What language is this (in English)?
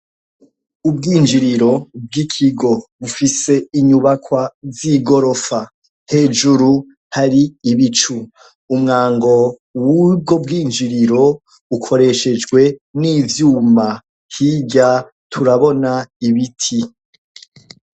Rundi